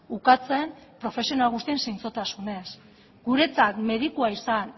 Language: Basque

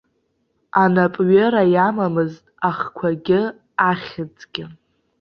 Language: Abkhazian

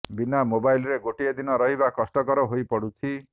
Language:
Odia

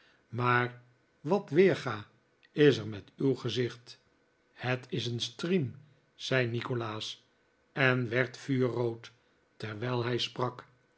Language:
Dutch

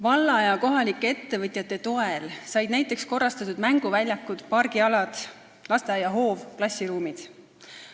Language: Estonian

